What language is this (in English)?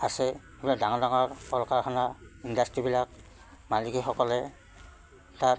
Assamese